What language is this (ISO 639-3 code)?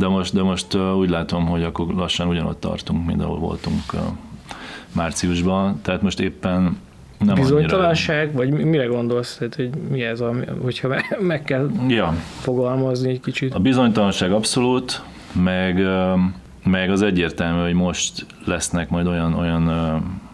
hun